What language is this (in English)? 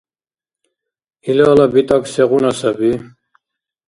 Dargwa